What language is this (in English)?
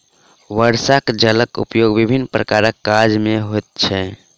Maithili